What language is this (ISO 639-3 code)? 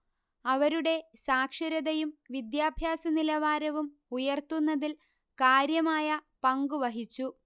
mal